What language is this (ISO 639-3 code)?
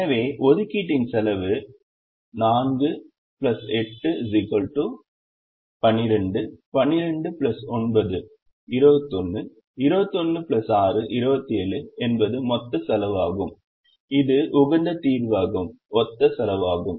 tam